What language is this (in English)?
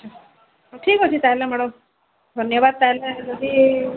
Odia